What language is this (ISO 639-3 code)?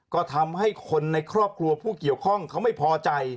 tha